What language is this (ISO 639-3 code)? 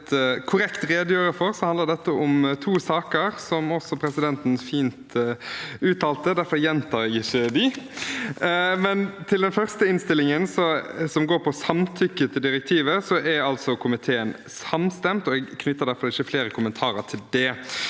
nor